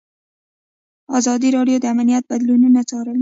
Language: Pashto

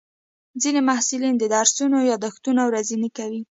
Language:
Pashto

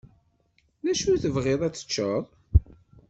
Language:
Kabyle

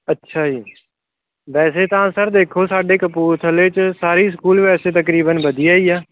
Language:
Punjabi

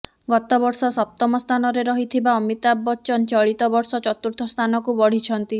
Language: Odia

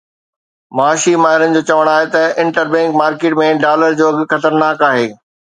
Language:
Sindhi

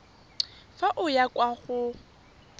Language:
Tswana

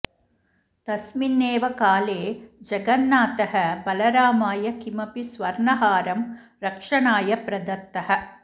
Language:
Sanskrit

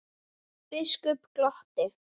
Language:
Icelandic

